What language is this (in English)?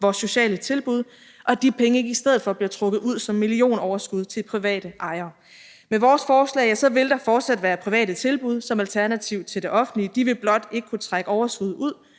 Danish